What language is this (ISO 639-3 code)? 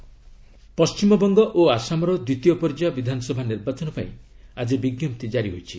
ori